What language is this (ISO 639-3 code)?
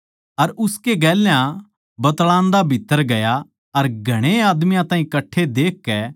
bgc